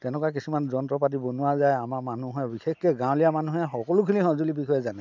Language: Assamese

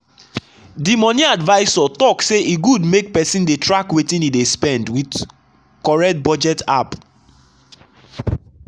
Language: Nigerian Pidgin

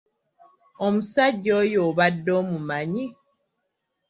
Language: Ganda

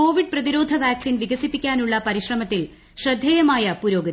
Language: Malayalam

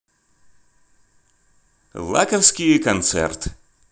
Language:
Russian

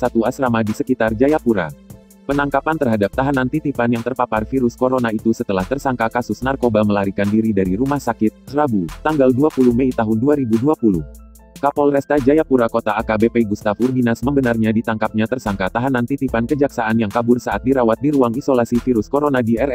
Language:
Indonesian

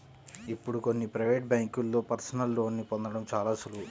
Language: Telugu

